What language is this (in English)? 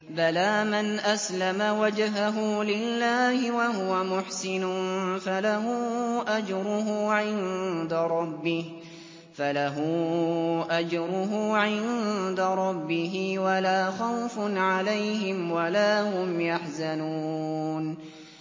Arabic